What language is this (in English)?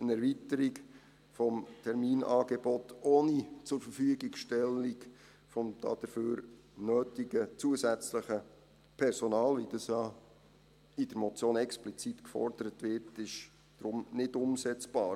Swiss German